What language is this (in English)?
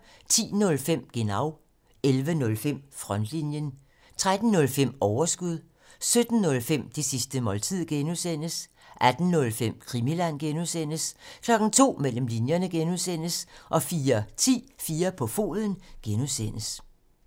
Danish